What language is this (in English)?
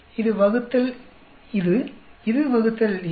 Tamil